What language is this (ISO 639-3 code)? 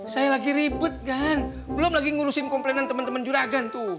ind